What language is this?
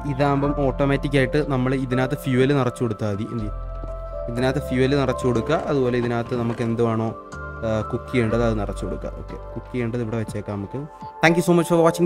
Malayalam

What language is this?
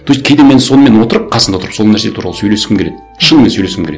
Kazakh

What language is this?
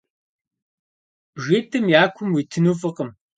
Kabardian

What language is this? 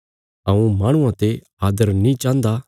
Bilaspuri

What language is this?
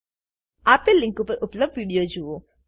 Gujarati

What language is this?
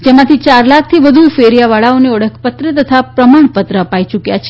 Gujarati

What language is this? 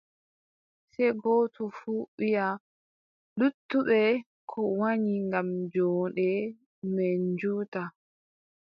Adamawa Fulfulde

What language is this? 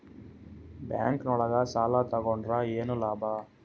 Kannada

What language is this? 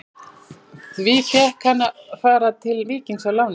Icelandic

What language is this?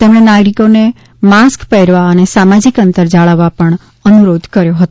Gujarati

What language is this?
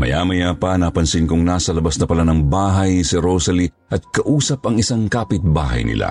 Filipino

